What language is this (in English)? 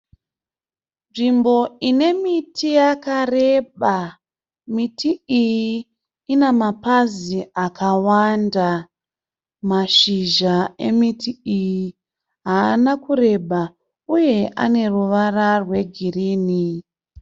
Shona